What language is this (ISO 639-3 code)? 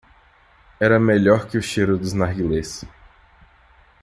por